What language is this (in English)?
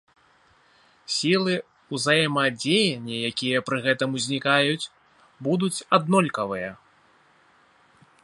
Belarusian